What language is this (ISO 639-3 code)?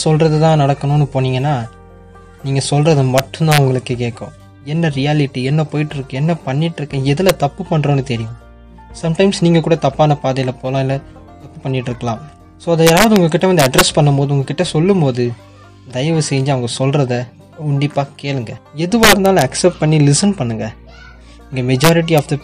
tam